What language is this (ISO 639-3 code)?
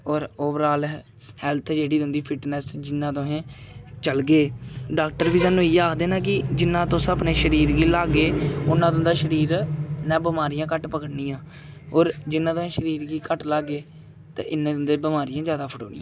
doi